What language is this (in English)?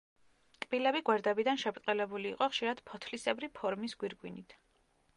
Georgian